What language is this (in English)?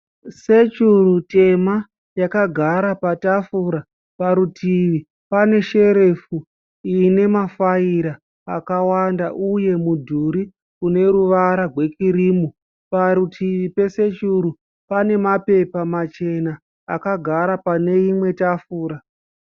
Shona